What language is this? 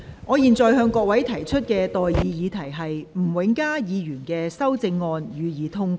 Cantonese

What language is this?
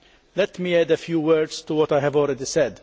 English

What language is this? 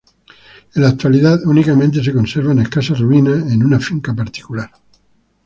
Spanish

